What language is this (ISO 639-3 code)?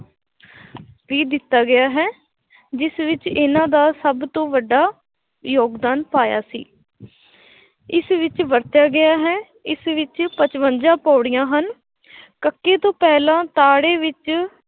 pan